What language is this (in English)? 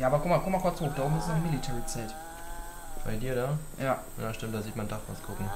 German